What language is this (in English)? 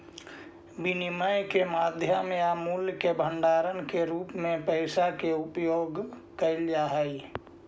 Magahi